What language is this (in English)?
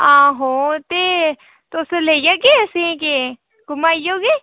Dogri